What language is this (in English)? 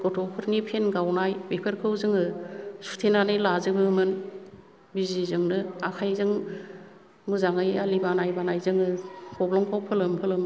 Bodo